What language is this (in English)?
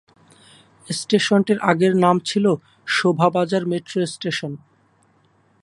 Bangla